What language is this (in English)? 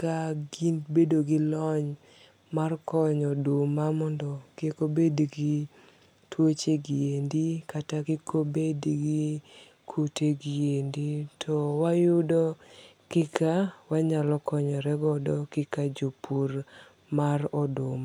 Luo (Kenya and Tanzania)